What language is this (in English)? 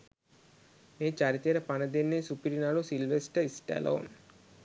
Sinhala